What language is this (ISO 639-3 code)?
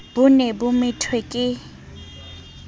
sot